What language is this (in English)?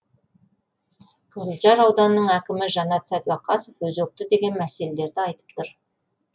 Kazakh